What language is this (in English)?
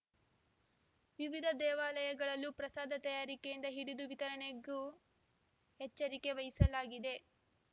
Kannada